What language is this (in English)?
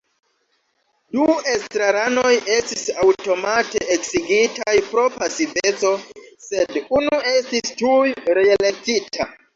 Esperanto